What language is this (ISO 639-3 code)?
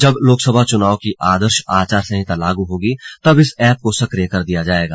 hin